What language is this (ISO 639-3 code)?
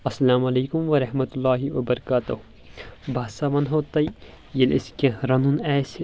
kas